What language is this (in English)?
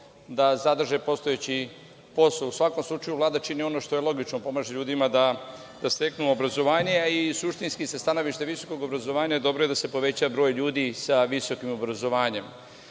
Serbian